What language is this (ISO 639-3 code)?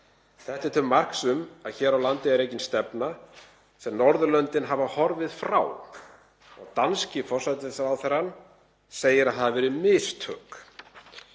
isl